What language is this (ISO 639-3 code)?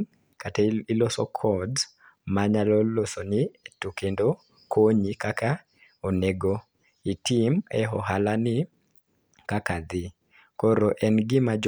luo